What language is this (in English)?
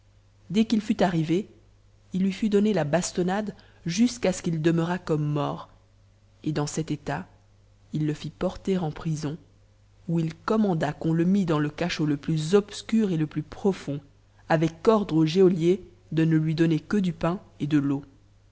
French